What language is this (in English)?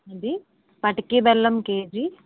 Telugu